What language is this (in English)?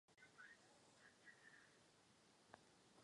Czech